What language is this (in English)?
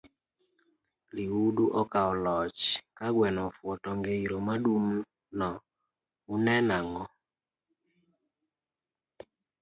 Luo (Kenya and Tanzania)